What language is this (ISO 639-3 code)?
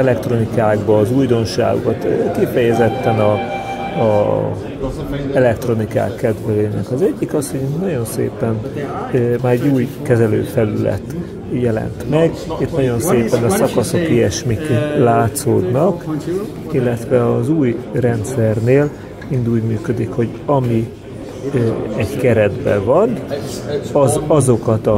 hun